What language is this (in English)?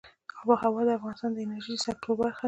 Pashto